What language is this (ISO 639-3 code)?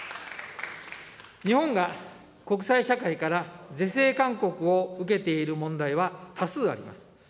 jpn